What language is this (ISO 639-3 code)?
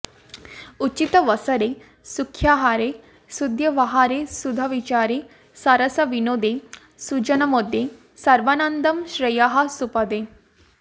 san